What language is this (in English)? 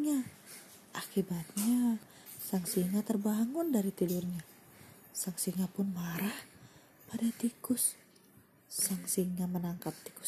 Indonesian